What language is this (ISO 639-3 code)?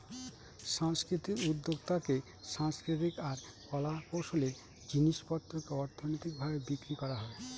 ben